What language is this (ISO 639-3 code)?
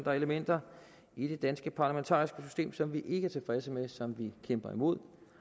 dan